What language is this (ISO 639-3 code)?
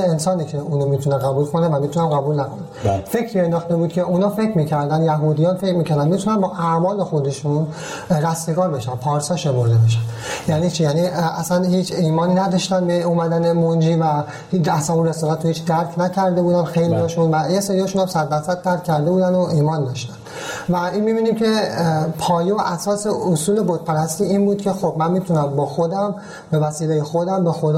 fas